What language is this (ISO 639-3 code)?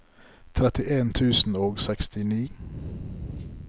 nor